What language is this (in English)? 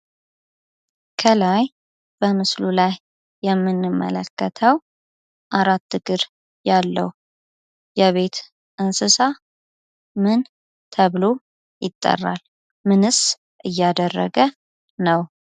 Amharic